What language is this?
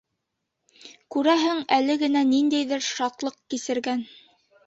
Bashkir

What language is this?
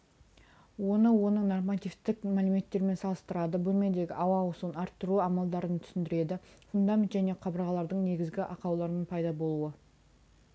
Kazakh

